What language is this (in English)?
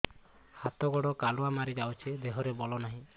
Odia